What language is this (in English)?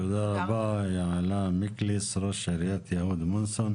Hebrew